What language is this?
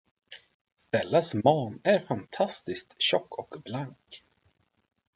Swedish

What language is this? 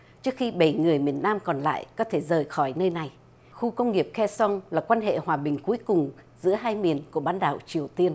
Vietnamese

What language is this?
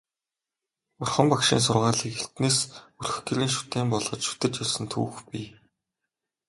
Mongolian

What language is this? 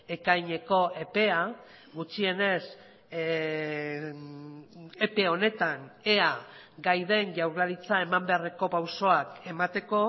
Basque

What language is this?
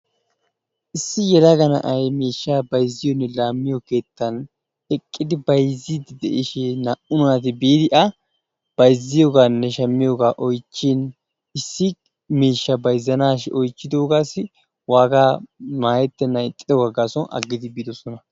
Wolaytta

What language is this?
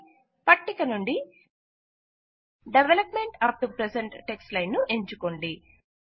Telugu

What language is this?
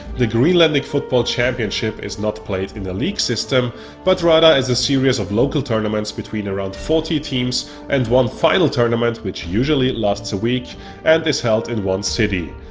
English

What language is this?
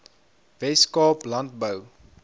Afrikaans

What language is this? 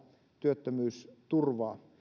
Finnish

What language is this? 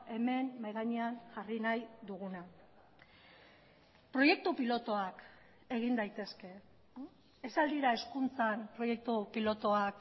Basque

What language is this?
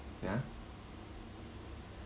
English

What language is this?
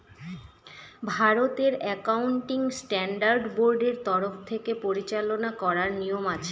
Bangla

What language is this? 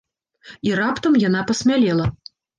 Belarusian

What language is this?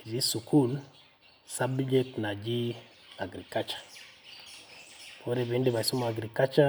Masai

